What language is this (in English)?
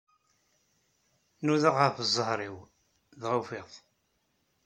Kabyle